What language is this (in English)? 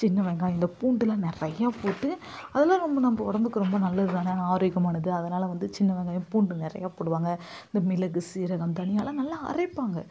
Tamil